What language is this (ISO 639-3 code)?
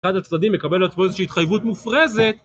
heb